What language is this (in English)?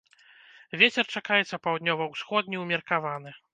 Belarusian